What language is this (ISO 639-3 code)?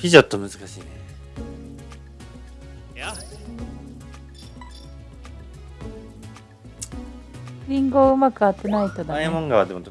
jpn